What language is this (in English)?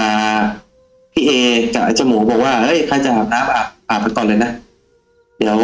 Thai